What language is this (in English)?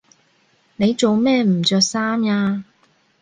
Cantonese